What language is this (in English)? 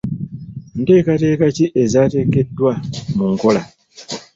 Ganda